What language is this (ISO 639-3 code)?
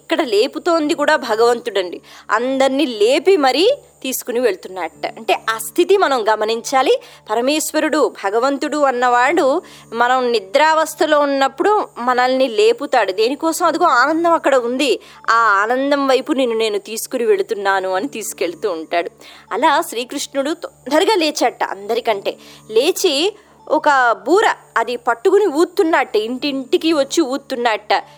tel